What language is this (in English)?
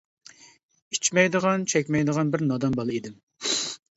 Uyghur